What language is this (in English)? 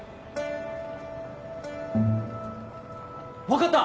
Japanese